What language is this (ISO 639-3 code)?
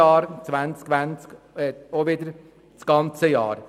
gsw